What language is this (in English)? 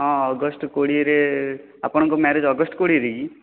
Odia